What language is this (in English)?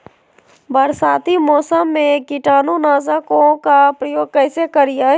Magahi